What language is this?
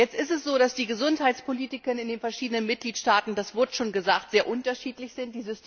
German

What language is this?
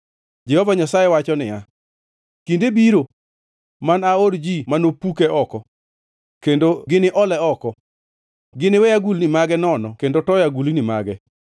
Luo (Kenya and Tanzania)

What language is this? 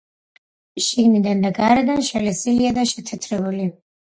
Georgian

